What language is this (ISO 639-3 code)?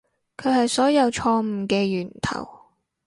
yue